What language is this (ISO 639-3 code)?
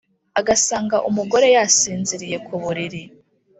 kin